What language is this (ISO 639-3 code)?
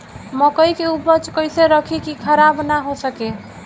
bho